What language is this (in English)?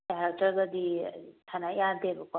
Manipuri